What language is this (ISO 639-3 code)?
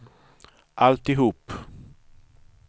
swe